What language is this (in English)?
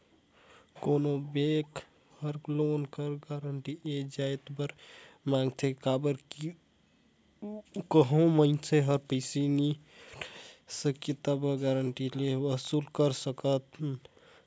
Chhattisgarhi